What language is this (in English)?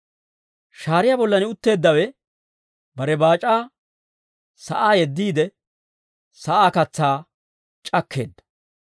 Dawro